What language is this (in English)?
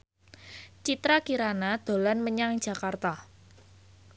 Javanese